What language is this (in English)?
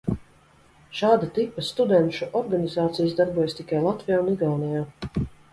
Latvian